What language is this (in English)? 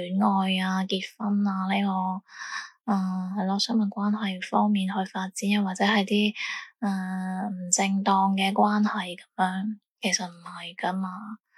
Chinese